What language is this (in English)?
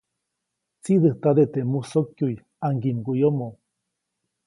Copainalá Zoque